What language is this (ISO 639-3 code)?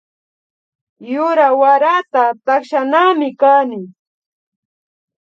qvi